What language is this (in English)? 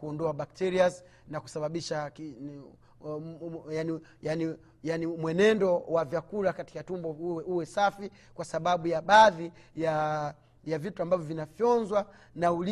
Swahili